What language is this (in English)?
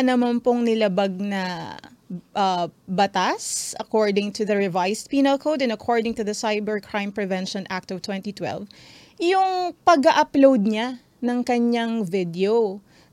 Filipino